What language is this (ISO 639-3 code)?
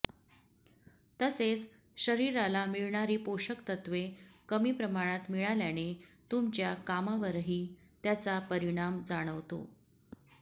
mar